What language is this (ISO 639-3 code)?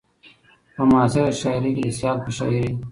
pus